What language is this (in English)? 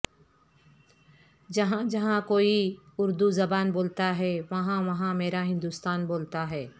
Urdu